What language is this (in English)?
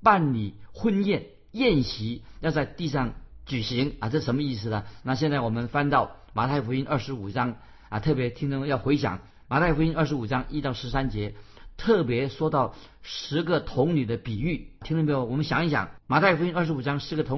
Chinese